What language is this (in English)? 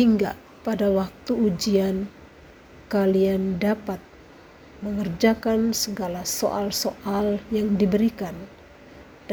Indonesian